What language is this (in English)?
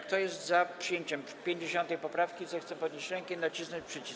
Polish